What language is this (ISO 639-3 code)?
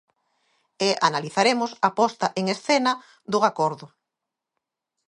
glg